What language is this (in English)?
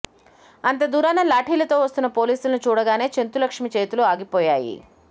Telugu